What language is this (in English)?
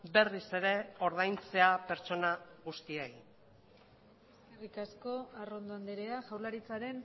Basque